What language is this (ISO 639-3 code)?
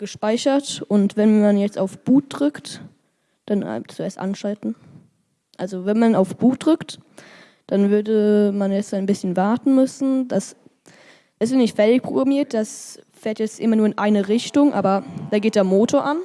deu